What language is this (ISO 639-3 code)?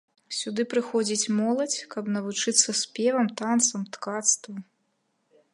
bel